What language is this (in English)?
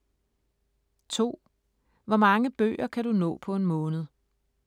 Danish